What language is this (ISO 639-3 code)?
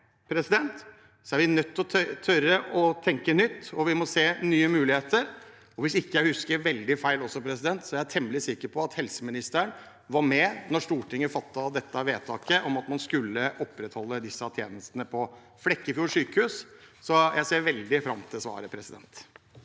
nor